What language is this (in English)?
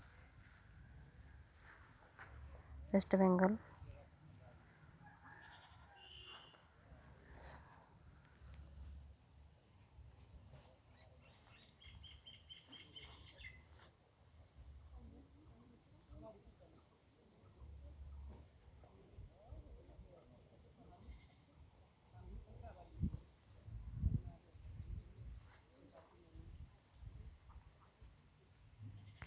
Santali